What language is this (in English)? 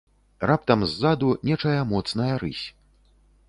Belarusian